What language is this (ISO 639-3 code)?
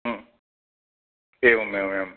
san